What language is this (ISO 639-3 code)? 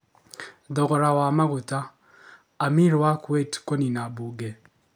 kik